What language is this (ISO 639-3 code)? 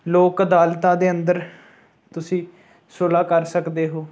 pan